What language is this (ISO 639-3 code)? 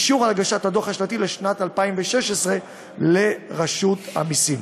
heb